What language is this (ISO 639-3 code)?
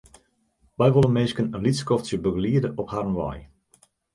fry